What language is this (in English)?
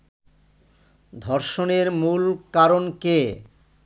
Bangla